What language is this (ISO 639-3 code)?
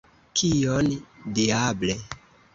epo